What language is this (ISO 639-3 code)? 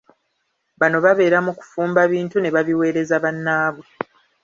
lug